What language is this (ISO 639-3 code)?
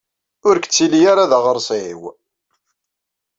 kab